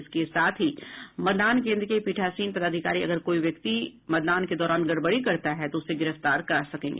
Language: Hindi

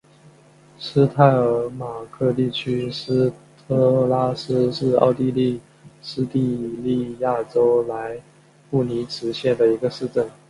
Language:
Chinese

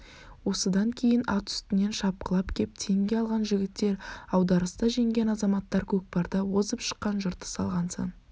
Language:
Kazakh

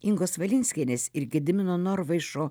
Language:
Lithuanian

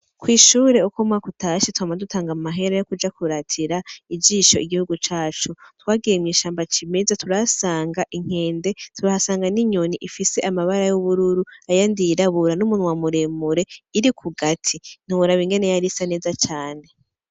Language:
Rundi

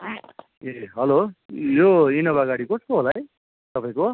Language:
Nepali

